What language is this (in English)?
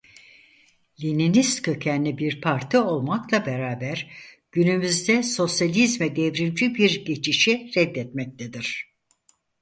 Turkish